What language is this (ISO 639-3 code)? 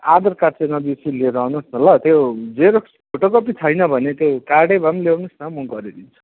nep